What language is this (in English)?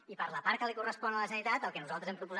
Catalan